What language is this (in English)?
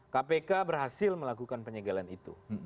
Indonesian